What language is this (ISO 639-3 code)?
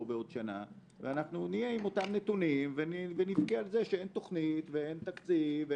heb